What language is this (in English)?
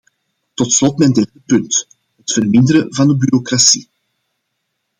Dutch